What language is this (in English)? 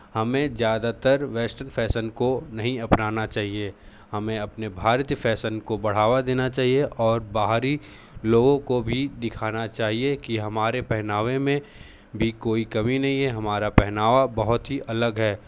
Hindi